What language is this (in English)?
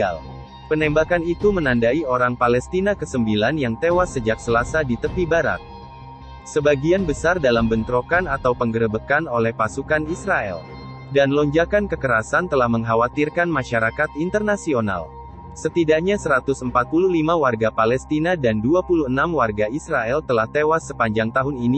Indonesian